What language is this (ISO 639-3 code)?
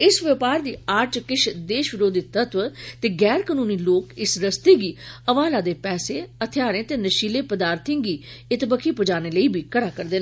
doi